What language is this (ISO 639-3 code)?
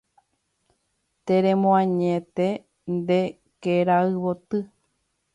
grn